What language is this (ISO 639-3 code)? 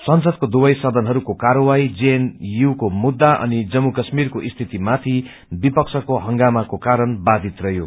nep